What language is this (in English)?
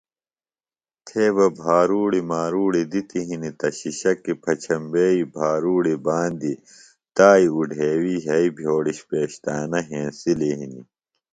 Phalura